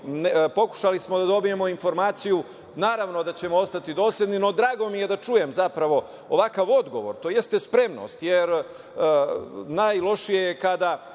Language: Serbian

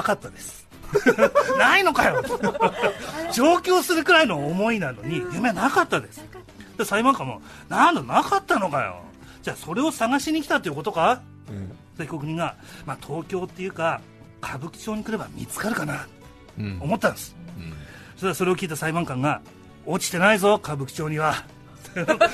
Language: Japanese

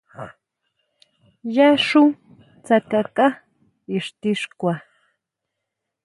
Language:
Huautla Mazatec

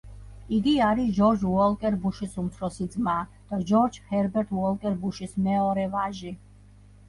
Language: Georgian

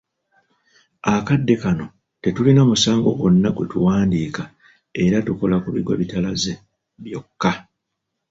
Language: Ganda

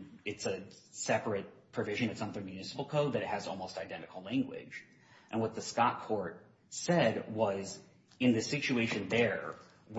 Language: English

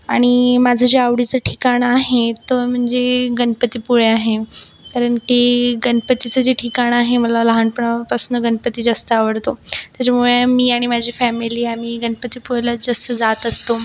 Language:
Marathi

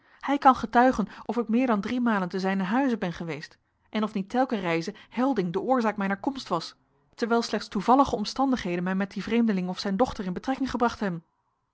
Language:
Dutch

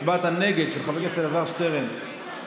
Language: Hebrew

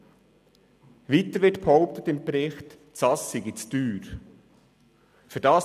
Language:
Swiss German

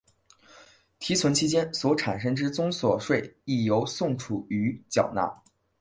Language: Chinese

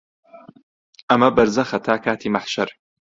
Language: Central Kurdish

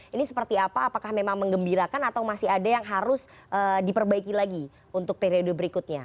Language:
Indonesian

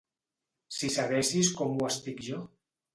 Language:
Catalan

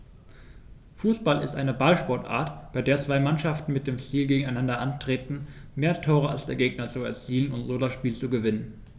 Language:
German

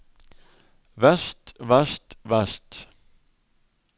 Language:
Norwegian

